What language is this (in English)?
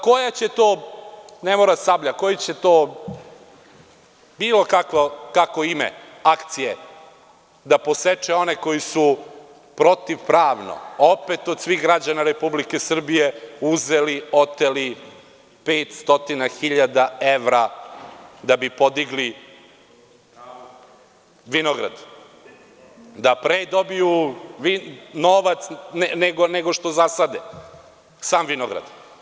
Serbian